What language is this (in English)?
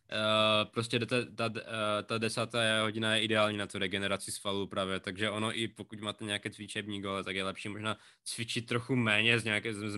Czech